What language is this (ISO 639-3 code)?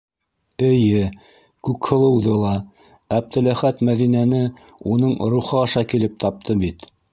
bak